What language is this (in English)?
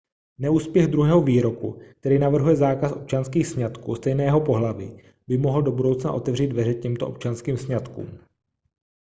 Czech